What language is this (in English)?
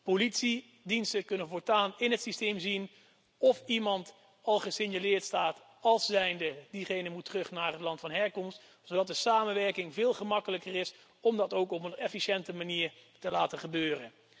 Dutch